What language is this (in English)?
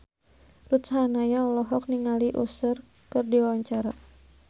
Sundanese